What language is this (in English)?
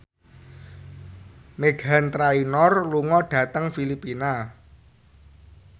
Javanese